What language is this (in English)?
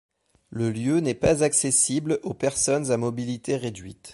French